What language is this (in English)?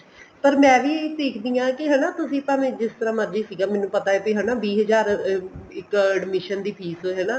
Punjabi